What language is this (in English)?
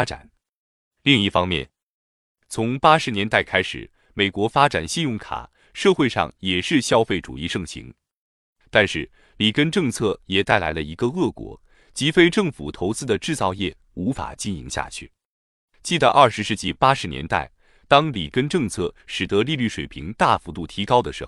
Chinese